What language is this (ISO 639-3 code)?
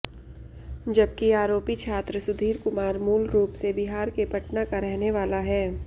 hin